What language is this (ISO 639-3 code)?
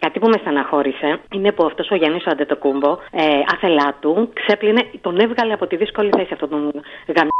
ell